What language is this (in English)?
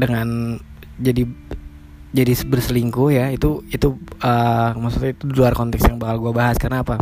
Indonesian